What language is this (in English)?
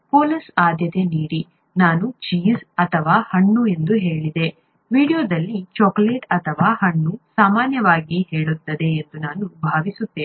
Kannada